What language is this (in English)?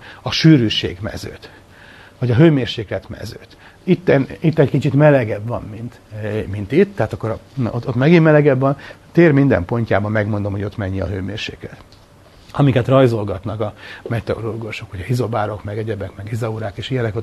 Hungarian